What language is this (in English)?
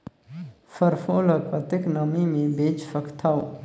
Chhattisgarhi